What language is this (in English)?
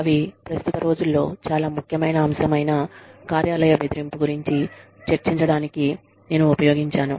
Telugu